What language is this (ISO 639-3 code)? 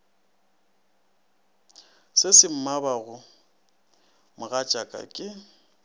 nso